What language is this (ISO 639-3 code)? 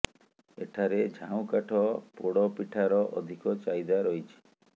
ori